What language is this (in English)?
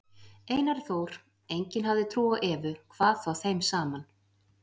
Icelandic